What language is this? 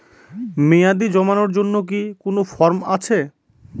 Bangla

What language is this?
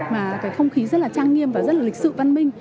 Vietnamese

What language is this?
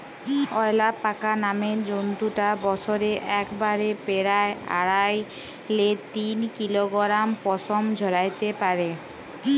Bangla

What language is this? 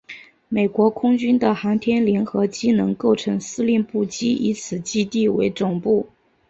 Chinese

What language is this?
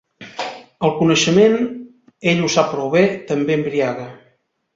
Catalan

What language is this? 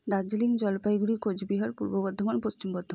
Bangla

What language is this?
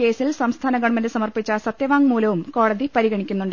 Malayalam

